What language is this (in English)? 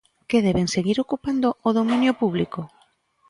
Galician